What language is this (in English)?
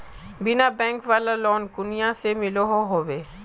Magahi